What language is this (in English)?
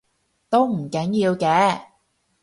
Cantonese